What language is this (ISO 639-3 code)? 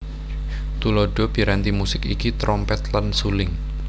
jav